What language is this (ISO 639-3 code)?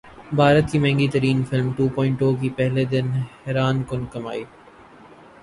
urd